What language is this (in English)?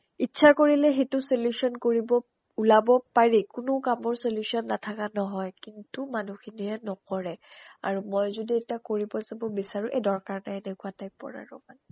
Assamese